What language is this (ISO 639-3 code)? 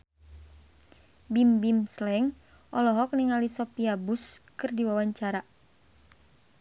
sun